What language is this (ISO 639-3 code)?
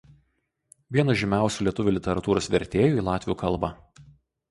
lit